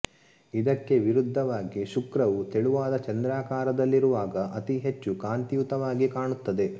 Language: Kannada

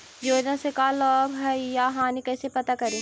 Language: Magahi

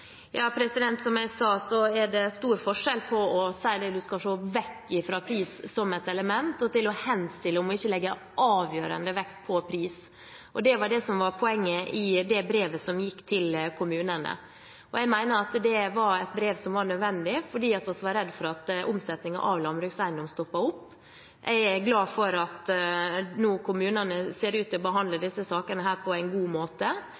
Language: Norwegian Bokmål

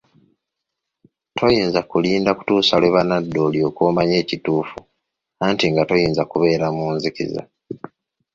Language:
Ganda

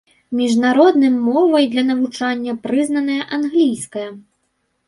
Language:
Belarusian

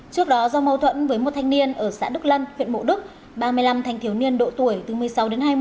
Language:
Vietnamese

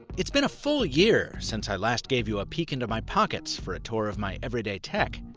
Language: English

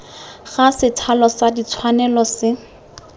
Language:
Tswana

